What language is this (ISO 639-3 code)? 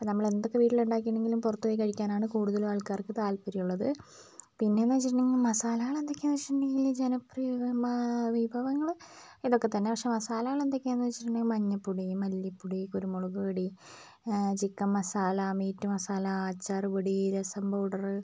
mal